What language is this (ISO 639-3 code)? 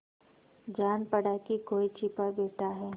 hin